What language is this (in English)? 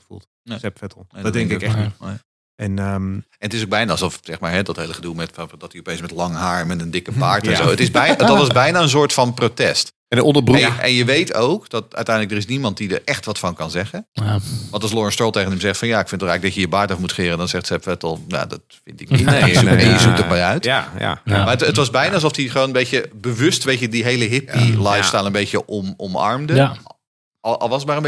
Dutch